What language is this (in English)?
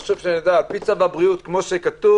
Hebrew